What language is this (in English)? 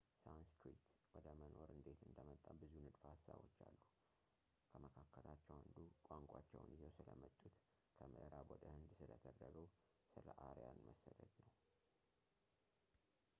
Amharic